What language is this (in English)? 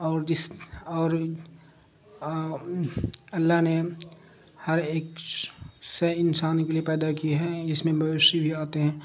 Urdu